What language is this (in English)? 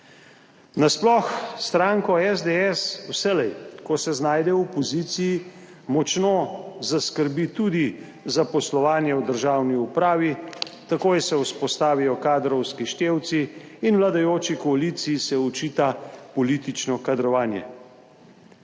Slovenian